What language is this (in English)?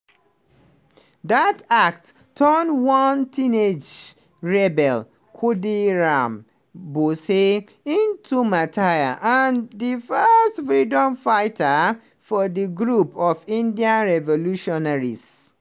Nigerian Pidgin